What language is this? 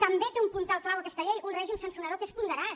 Catalan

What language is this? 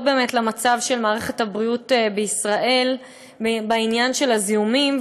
Hebrew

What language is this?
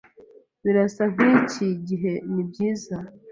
Kinyarwanda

